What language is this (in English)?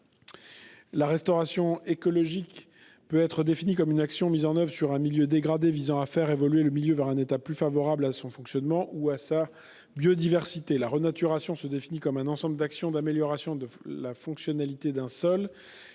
French